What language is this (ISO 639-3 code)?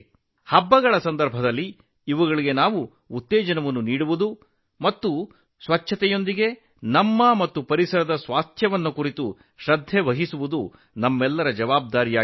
kan